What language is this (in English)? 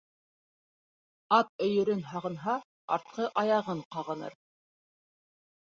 Bashkir